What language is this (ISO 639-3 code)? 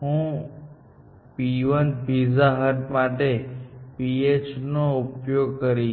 guj